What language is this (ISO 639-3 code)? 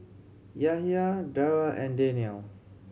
eng